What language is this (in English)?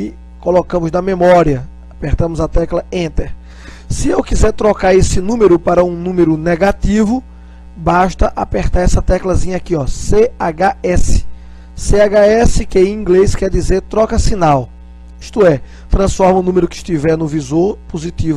Portuguese